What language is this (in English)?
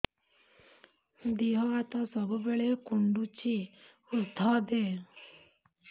Odia